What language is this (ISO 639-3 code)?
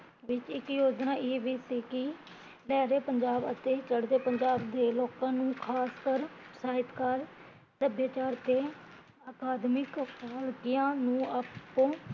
pan